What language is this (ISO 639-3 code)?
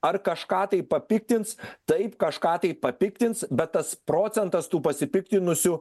lit